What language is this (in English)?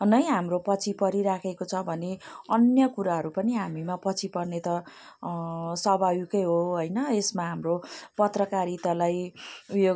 Nepali